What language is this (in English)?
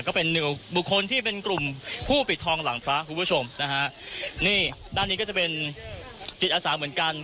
Thai